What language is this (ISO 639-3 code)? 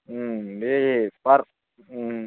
brx